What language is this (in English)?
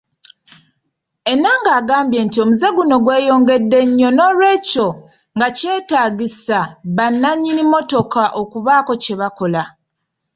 Ganda